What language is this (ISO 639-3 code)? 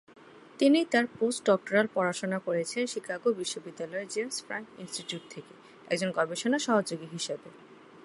ben